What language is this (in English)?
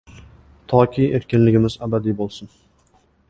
Uzbek